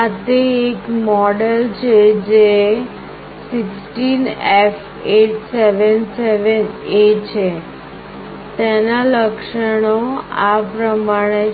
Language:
Gujarati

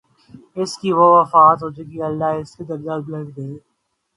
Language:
Urdu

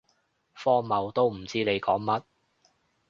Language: Cantonese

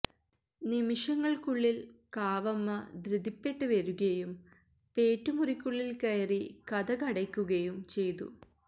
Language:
Malayalam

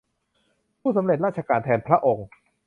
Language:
Thai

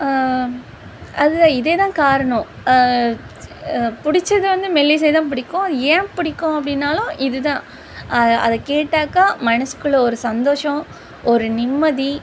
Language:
Tamil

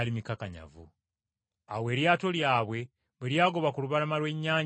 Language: Ganda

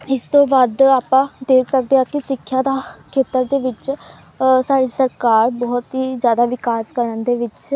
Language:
Punjabi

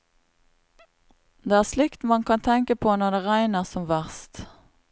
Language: Norwegian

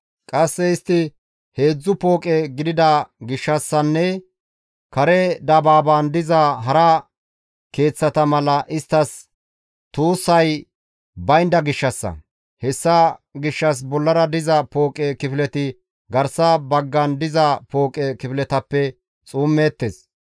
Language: Gamo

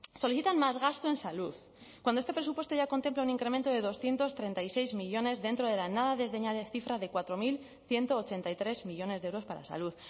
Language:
Spanish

